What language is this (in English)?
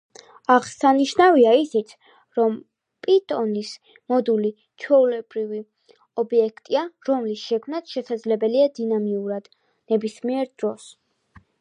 Georgian